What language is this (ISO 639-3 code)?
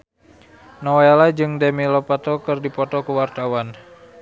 sun